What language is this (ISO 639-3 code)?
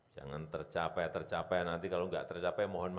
ind